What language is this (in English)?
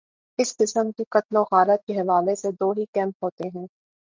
Urdu